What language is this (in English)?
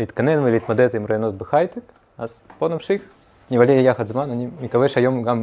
Hebrew